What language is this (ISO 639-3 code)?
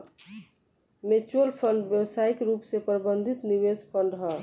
bho